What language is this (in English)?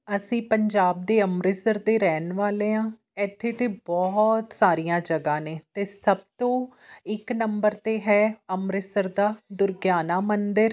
Punjabi